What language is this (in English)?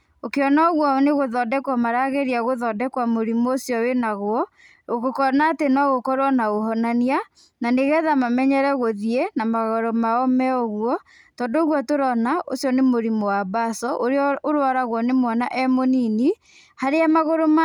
Kikuyu